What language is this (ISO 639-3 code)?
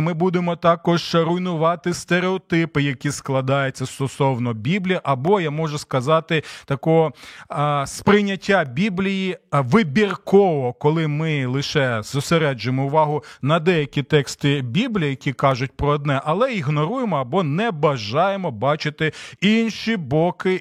ukr